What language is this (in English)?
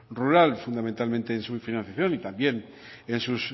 Spanish